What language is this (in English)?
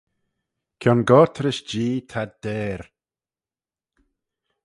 Manx